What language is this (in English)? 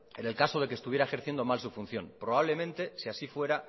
Spanish